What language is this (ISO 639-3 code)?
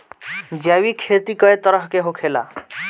bho